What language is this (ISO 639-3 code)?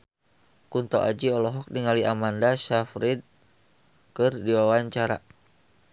sun